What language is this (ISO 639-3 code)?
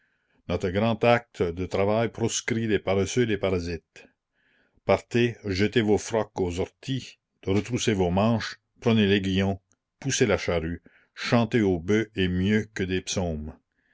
fra